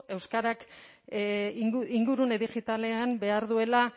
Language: Basque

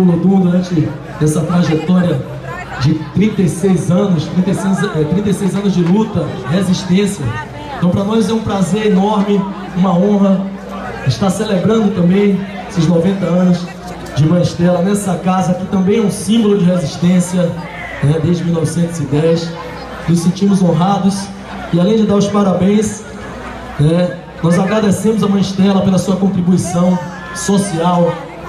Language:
Portuguese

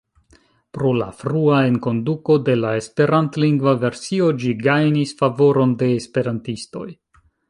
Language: Esperanto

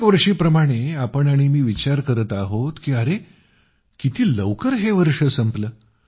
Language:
Marathi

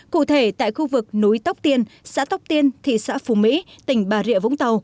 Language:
Vietnamese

